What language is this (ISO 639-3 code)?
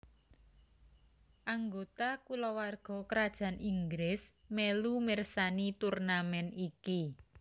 jav